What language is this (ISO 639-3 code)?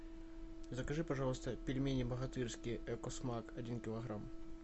rus